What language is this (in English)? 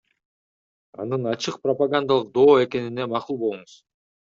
Kyrgyz